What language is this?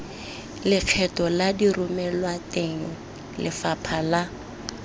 Tswana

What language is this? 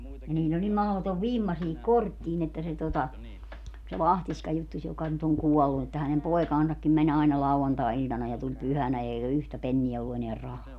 Finnish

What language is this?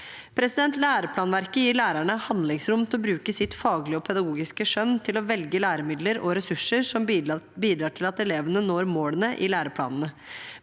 Norwegian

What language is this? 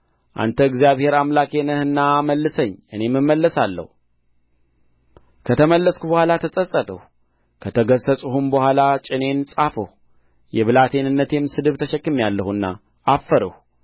Amharic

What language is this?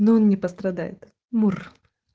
Russian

